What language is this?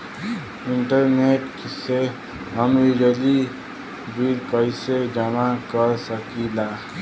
Bhojpuri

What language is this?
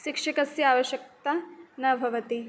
Sanskrit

